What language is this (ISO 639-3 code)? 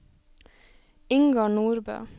nor